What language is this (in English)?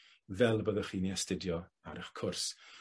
Welsh